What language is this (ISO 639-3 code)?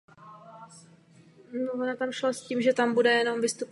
ces